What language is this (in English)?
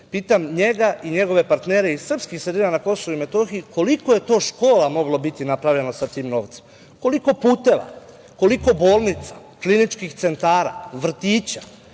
Serbian